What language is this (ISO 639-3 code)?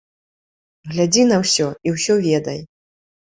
bel